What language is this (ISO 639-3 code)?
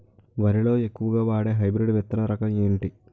tel